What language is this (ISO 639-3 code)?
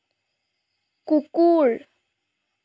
asm